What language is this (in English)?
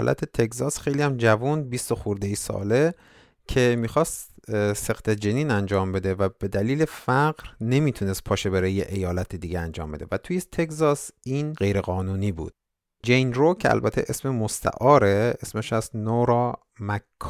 Persian